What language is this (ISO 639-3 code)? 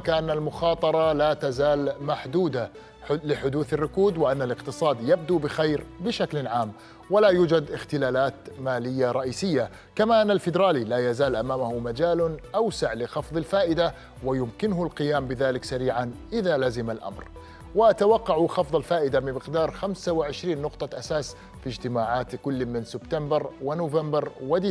ara